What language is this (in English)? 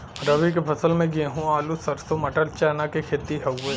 Bhojpuri